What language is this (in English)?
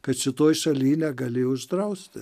Lithuanian